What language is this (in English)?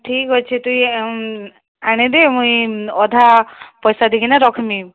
Odia